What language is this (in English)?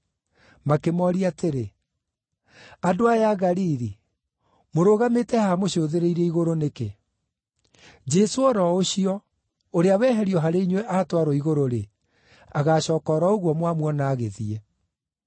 Kikuyu